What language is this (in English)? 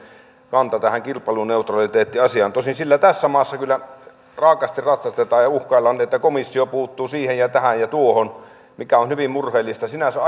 Finnish